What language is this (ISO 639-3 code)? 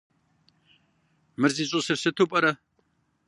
kbd